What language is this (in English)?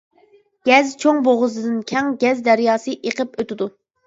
Uyghur